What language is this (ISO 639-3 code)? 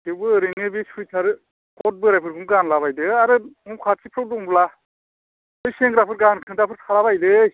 brx